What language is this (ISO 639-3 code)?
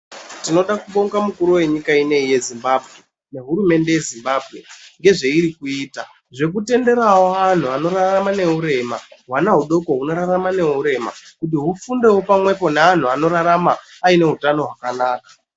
ndc